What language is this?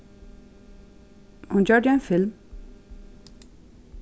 Faroese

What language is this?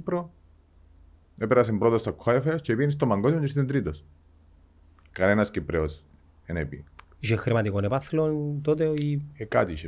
Greek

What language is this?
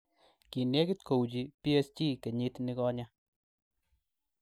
Kalenjin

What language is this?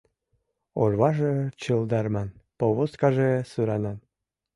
Mari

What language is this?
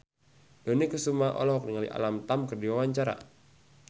Sundanese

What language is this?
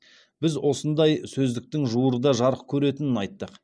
Kazakh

